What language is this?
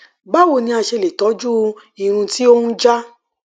Yoruba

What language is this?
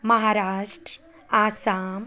Maithili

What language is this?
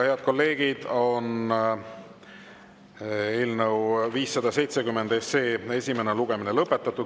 Estonian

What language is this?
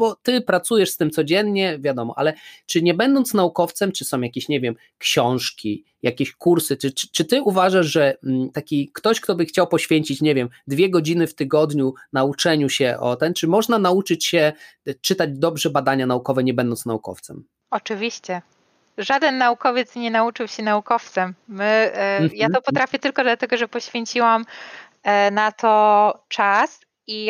Polish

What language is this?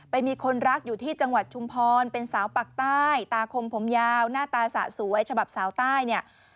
Thai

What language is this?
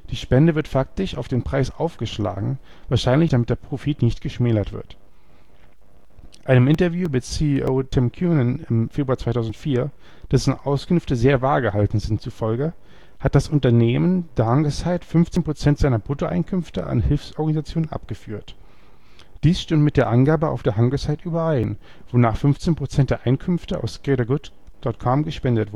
German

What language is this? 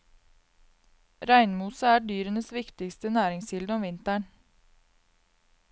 Norwegian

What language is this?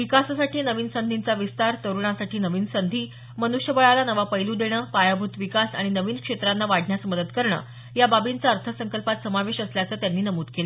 Marathi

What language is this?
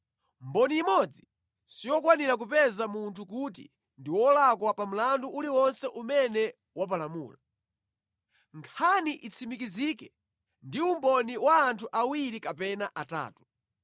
Nyanja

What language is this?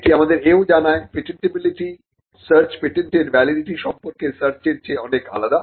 Bangla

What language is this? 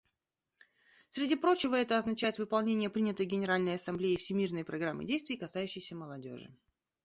Russian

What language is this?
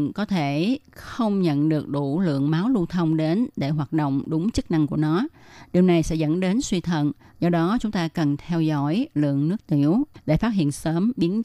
Vietnamese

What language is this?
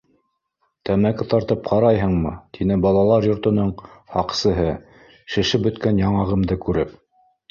Bashkir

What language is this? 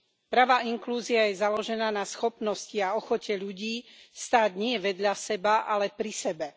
Slovak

